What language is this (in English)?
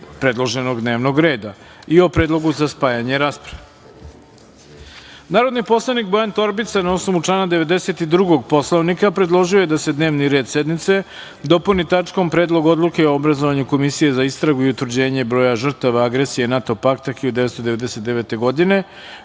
Serbian